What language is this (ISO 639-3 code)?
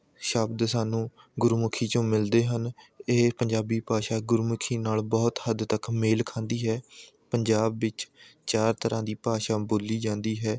pan